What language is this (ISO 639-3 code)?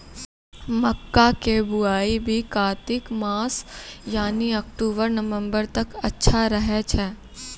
mai